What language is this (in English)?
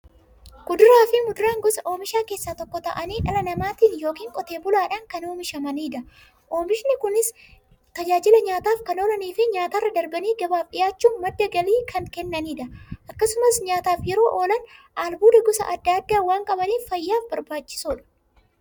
Oromo